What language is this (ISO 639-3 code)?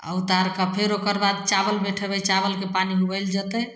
mai